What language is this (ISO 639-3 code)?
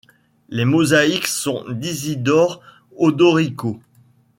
fra